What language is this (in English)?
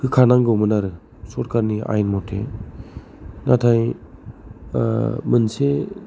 Bodo